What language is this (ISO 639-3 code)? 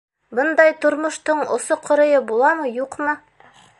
bak